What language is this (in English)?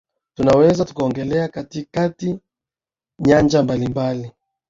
Swahili